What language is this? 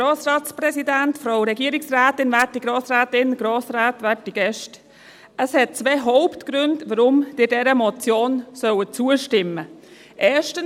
Swiss German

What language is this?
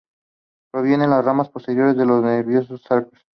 Spanish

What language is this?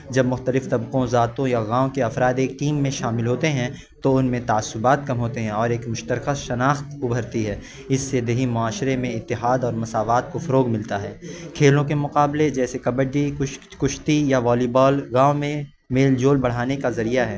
Urdu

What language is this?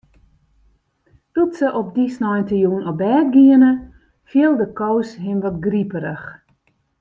Western Frisian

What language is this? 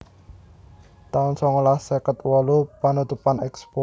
Javanese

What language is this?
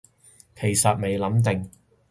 Cantonese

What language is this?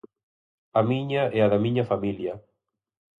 Galician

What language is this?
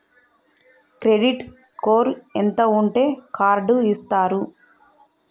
Telugu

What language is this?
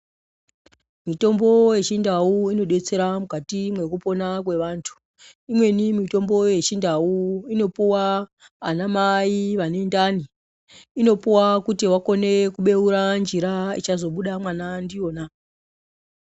Ndau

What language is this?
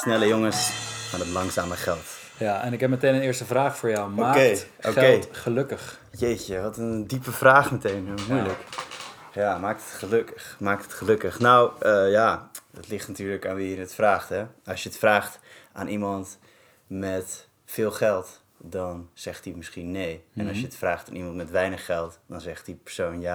Dutch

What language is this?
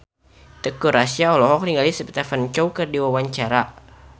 Sundanese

